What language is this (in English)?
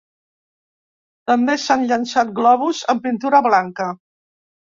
Catalan